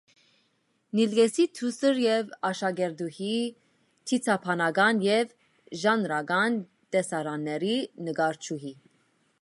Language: Armenian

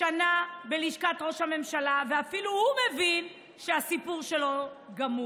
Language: Hebrew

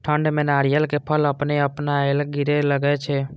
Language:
Maithili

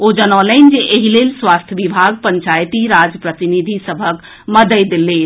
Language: Maithili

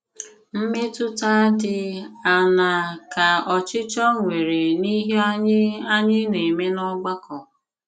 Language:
Igbo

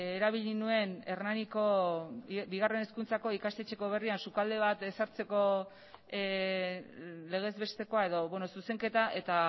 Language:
Basque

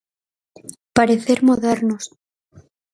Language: Galician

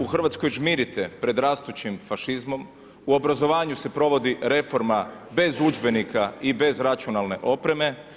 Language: Croatian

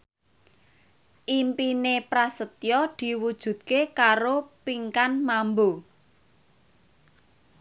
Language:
Javanese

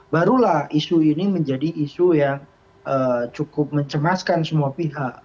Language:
Indonesian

